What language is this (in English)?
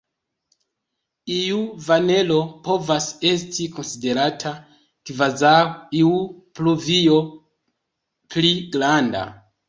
Esperanto